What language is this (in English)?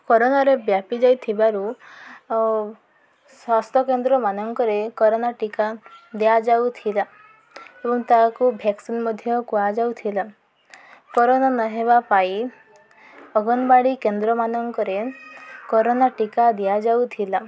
Odia